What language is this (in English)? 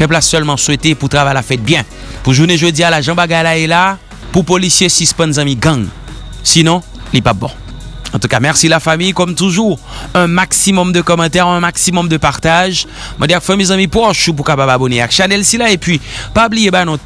French